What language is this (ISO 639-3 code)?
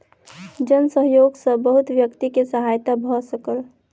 mai